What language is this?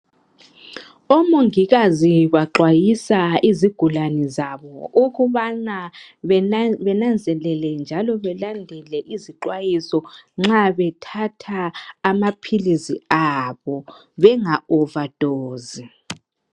North Ndebele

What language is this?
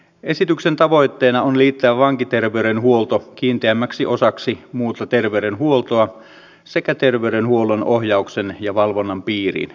Finnish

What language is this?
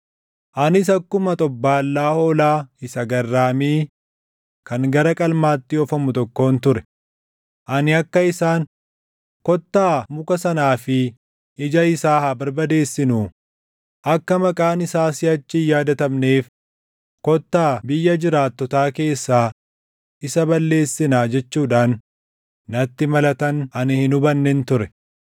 Oromo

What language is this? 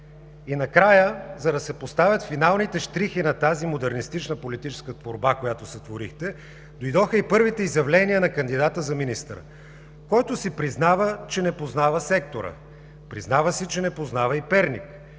Bulgarian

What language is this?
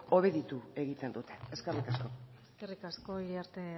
Basque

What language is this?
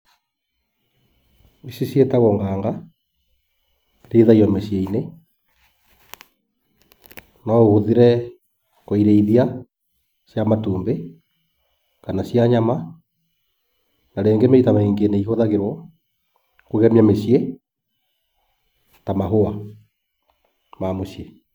Kikuyu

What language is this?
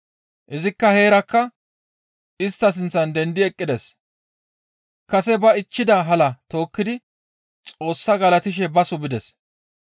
Gamo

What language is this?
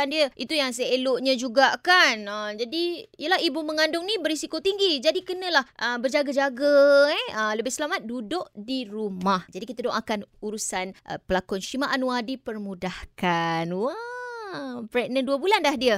Malay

